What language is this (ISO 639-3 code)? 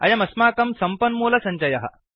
san